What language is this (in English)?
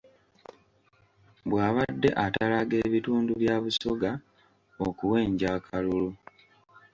Ganda